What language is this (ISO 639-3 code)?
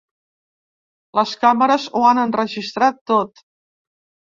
cat